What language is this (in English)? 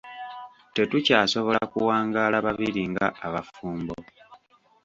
Ganda